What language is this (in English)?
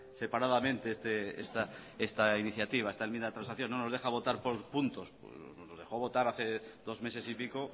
Spanish